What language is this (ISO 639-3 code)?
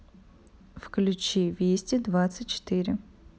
rus